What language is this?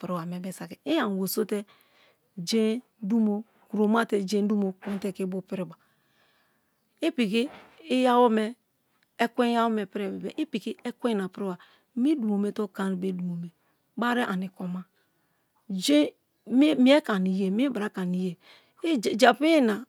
Kalabari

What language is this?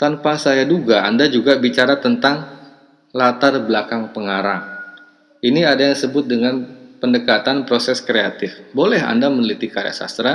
Indonesian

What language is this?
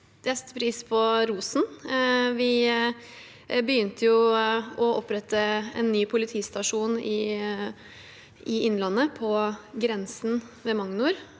Norwegian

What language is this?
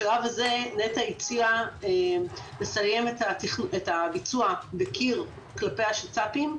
Hebrew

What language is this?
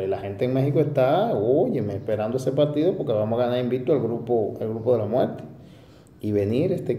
Spanish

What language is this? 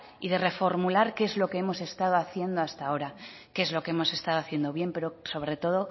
Spanish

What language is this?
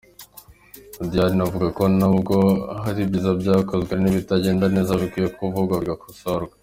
Kinyarwanda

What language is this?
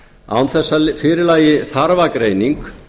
Icelandic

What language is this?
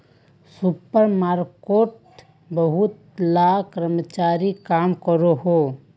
Magahi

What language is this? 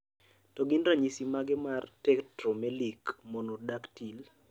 Luo (Kenya and Tanzania)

